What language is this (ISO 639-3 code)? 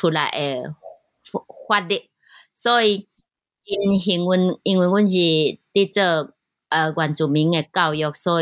zho